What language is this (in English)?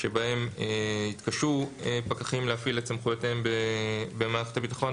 Hebrew